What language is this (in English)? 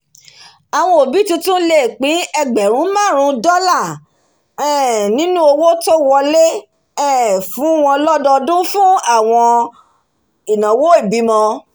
Yoruba